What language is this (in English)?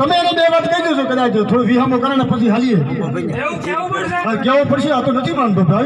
Gujarati